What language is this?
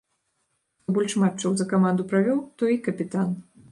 Belarusian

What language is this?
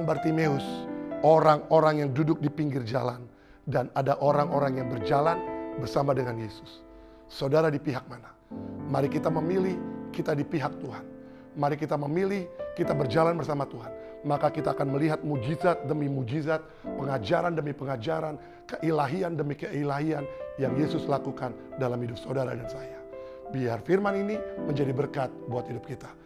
Indonesian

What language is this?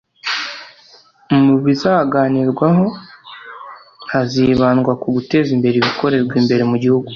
Kinyarwanda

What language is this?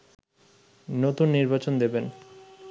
Bangla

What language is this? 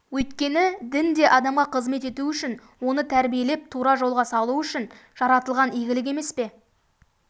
Kazakh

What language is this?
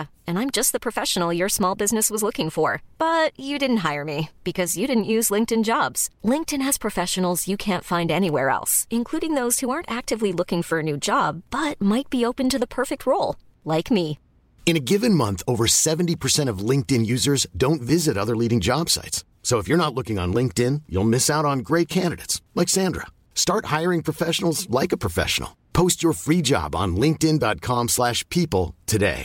Filipino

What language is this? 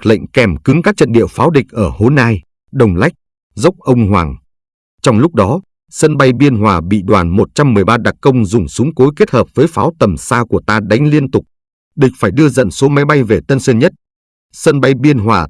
Vietnamese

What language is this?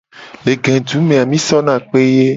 Gen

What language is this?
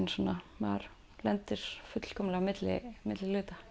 Icelandic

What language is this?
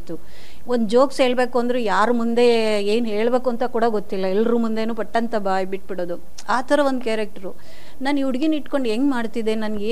Kannada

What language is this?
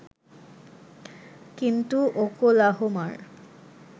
Bangla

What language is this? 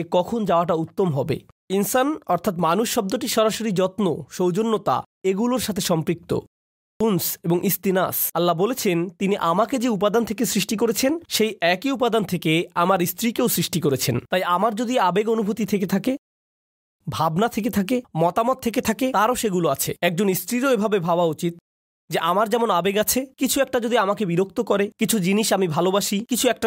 Bangla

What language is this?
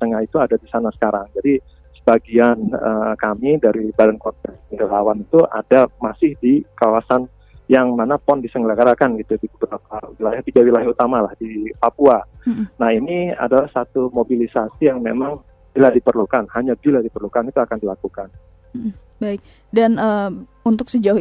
Indonesian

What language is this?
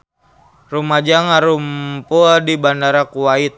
Sundanese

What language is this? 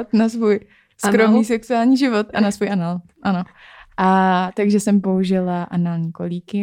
Czech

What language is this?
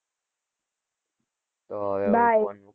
Gujarati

